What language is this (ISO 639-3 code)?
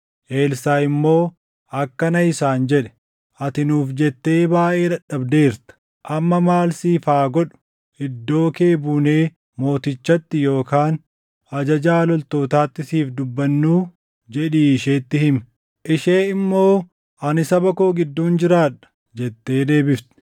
orm